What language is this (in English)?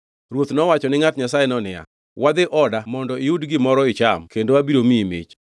Luo (Kenya and Tanzania)